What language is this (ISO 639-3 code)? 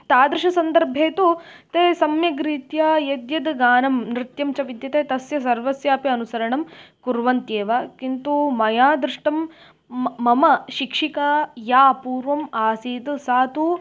san